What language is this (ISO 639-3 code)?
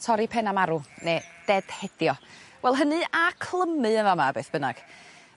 cym